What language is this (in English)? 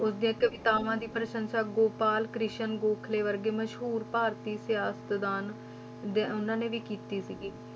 Punjabi